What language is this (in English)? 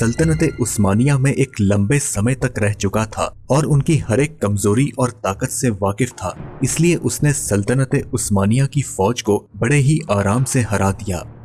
Hindi